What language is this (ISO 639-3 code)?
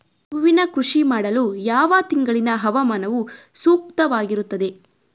kan